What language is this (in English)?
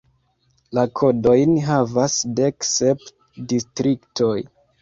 Esperanto